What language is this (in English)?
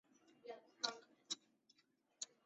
Chinese